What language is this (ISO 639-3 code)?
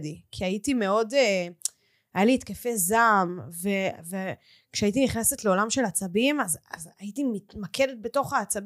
heb